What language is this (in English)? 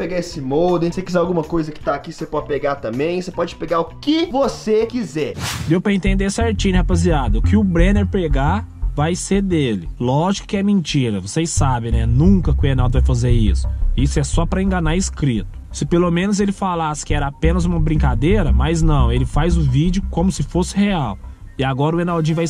Portuguese